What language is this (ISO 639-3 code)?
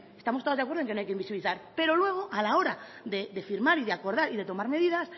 spa